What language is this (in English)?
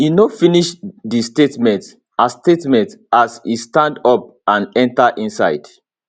Nigerian Pidgin